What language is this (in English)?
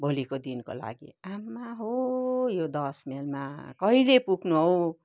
Nepali